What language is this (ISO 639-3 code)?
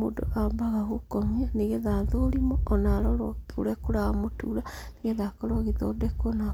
kik